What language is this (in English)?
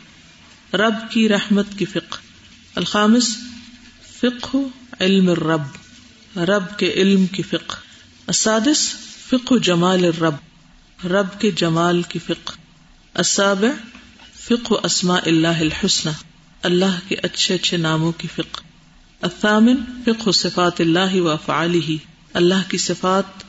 Urdu